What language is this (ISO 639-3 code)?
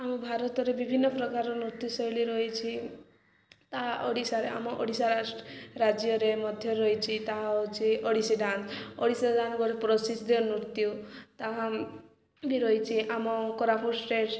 ori